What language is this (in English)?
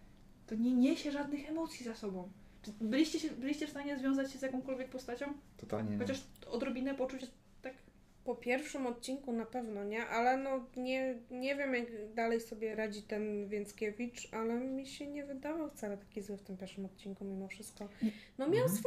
Polish